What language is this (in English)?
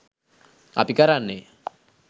Sinhala